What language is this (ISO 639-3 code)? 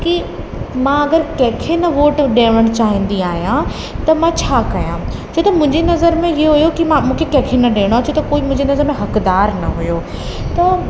snd